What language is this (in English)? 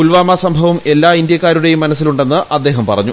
Malayalam